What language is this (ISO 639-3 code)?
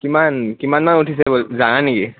asm